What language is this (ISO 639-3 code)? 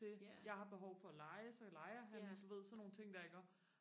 dan